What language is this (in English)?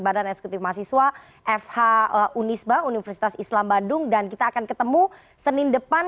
Indonesian